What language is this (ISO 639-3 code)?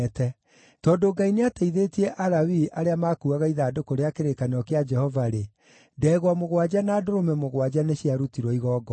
kik